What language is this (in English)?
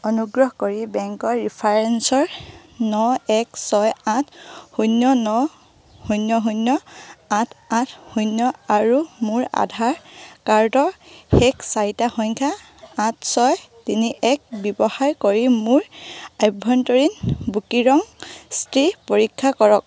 Assamese